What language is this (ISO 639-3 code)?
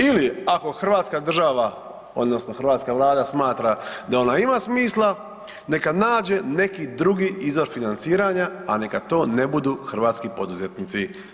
hrv